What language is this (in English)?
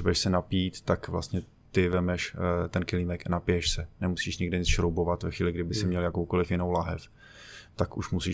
Czech